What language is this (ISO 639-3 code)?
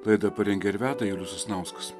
lit